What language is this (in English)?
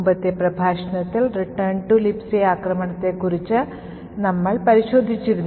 Malayalam